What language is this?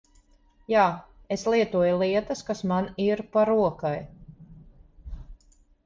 Latvian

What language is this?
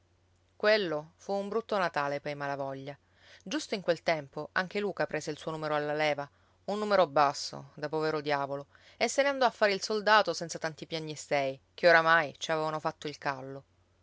Italian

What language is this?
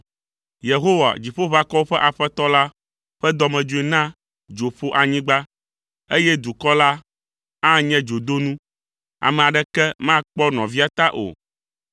Ewe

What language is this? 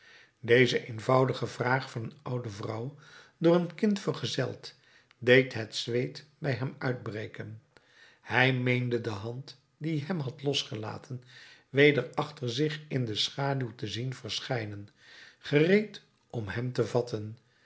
Dutch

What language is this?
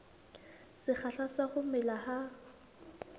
Southern Sotho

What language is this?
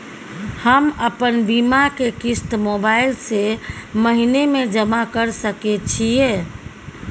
Maithili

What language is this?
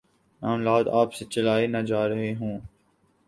Urdu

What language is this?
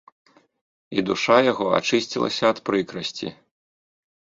Belarusian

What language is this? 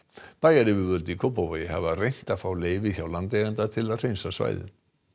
Icelandic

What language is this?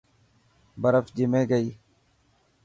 Dhatki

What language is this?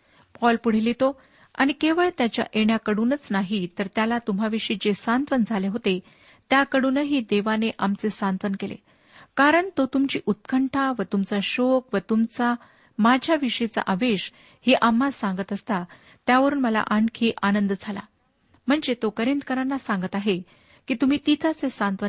Marathi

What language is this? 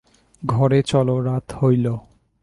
Bangla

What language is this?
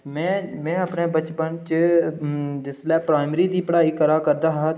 Dogri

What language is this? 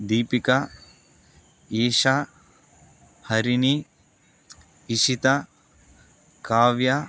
Telugu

